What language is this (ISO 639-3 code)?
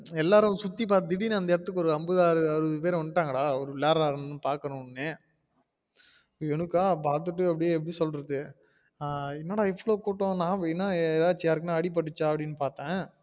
tam